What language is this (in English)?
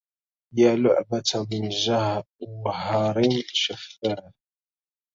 Arabic